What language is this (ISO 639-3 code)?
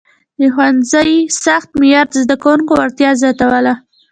pus